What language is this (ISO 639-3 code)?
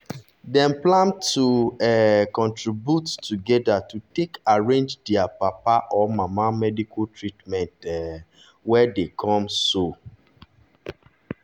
pcm